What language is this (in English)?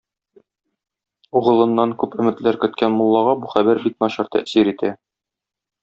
Tatar